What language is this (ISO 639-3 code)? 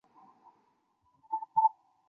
zho